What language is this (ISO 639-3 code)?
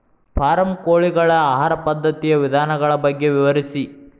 kan